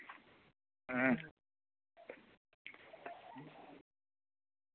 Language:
Santali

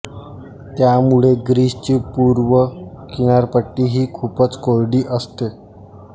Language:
Marathi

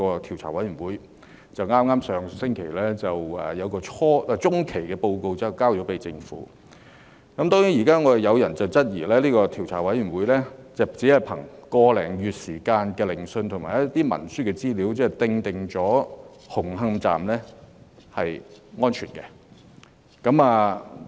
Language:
Cantonese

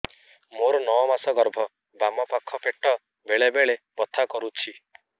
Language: Odia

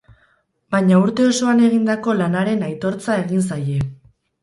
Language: Basque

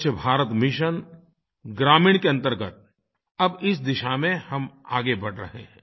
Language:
Hindi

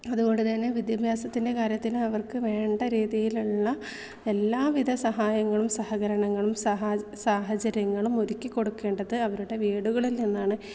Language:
Malayalam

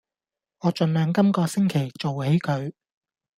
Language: Cantonese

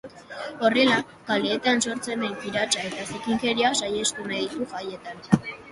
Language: Basque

